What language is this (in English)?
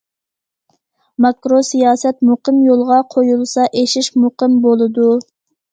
Uyghur